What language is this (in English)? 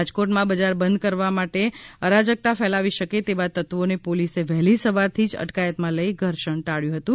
Gujarati